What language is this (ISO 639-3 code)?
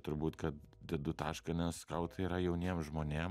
lit